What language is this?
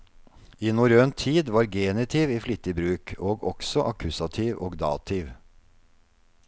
Norwegian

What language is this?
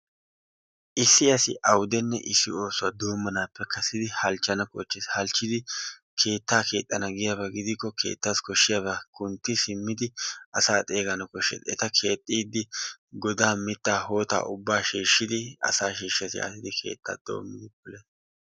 Wolaytta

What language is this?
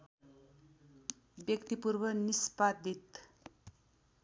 Nepali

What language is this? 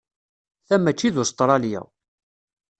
Kabyle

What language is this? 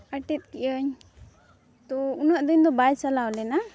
Santali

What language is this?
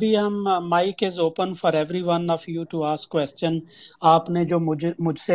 Urdu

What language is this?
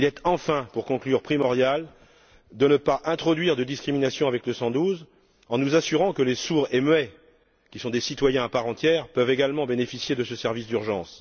French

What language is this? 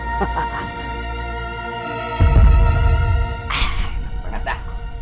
Indonesian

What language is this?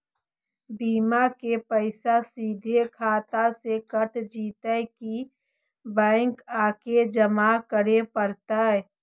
Magahi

